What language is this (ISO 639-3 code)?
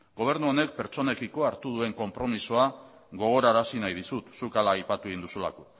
eus